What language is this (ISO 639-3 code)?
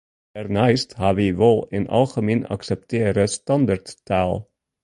fry